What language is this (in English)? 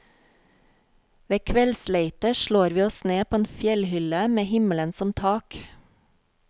Norwegian